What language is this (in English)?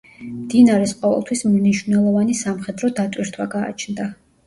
Georgian